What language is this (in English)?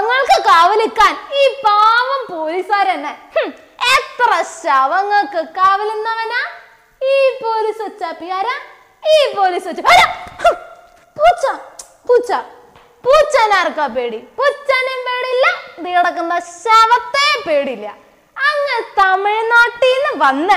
Malayalam